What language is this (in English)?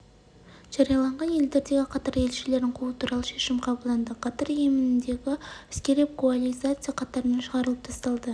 Kazakh